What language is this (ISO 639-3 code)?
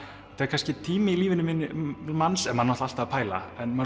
isl